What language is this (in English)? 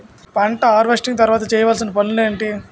Telugu